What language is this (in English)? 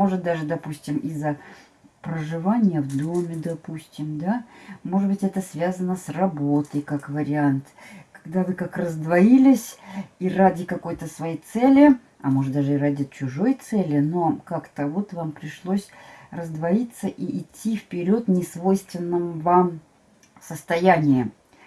Russian